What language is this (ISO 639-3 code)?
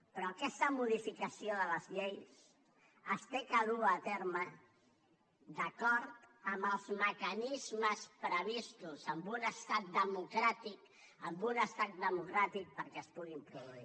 cat